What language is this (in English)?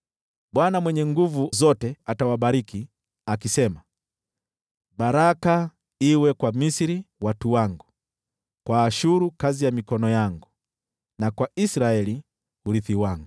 Swahili